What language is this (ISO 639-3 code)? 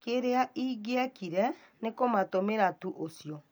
kik